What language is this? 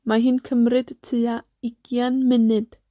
Welsh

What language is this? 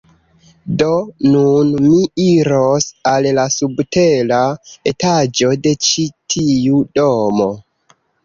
Esperanto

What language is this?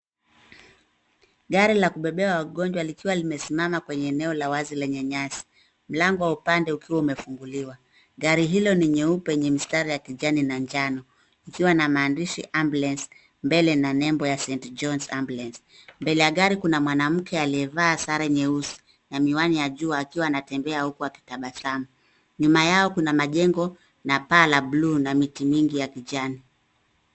Swahili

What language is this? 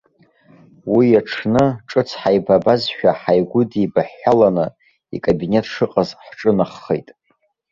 Abkhazian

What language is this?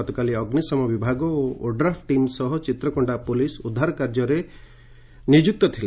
Odia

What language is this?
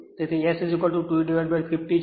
Gujarati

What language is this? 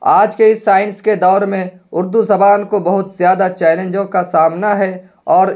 Urdu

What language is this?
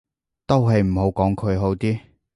Cantonese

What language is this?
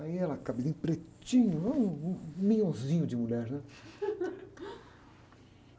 Portuguese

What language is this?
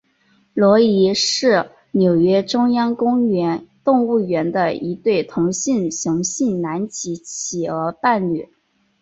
Chinese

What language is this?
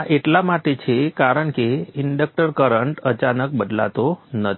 Gujarati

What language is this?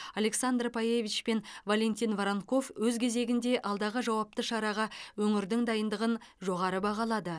Kazakh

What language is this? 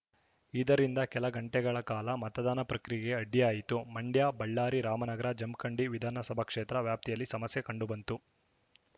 Kannada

